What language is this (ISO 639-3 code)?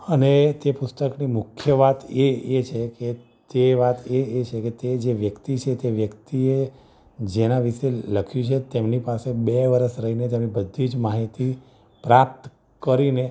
guj